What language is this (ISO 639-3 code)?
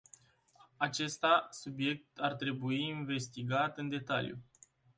ron